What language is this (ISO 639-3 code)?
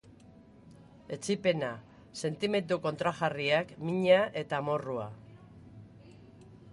eus